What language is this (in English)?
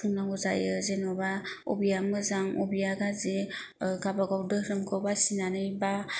Bodo